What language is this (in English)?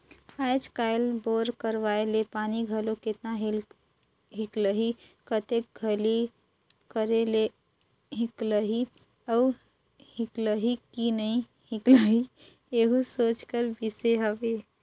Chhattisgarhi